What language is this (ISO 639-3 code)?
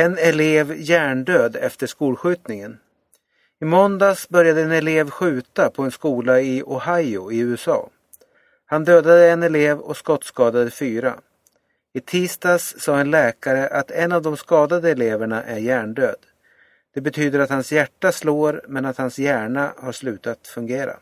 swe